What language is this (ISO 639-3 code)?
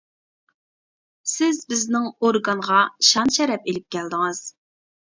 uig